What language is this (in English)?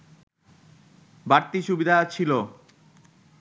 Bangla